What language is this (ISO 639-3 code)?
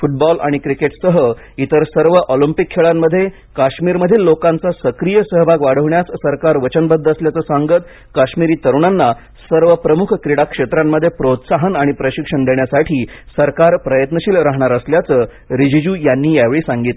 mar